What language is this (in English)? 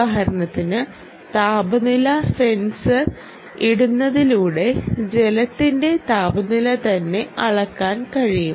Malayalam